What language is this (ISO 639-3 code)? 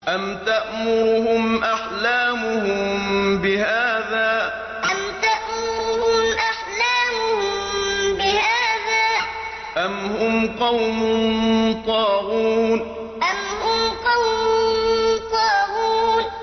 ara